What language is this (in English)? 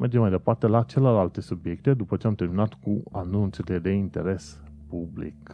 Romanian